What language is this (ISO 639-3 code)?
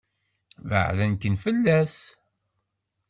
kab